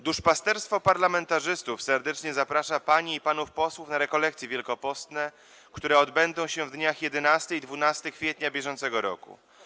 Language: Polish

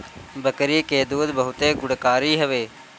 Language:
Bhojpuri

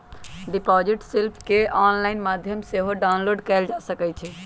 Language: Magahi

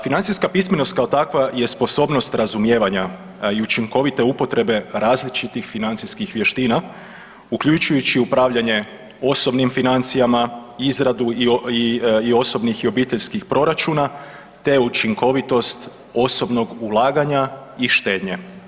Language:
Croatian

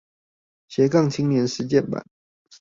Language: Chinese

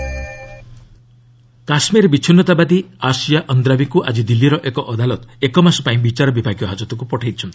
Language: Odia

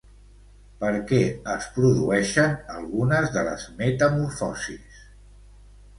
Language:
Catalan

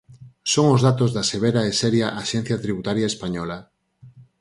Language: Galician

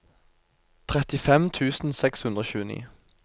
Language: Norwegian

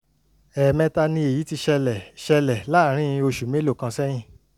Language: Yoruba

